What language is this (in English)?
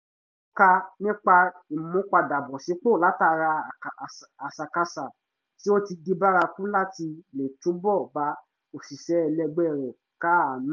Yoruba